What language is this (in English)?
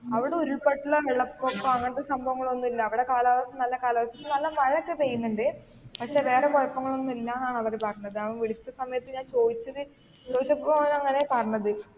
Malayalam